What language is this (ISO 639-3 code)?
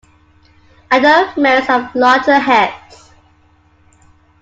eng